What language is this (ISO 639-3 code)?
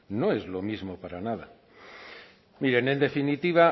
spa